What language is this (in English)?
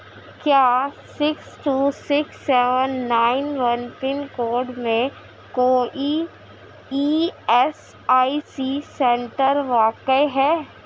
Urdu